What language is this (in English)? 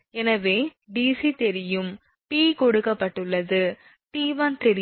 Tamil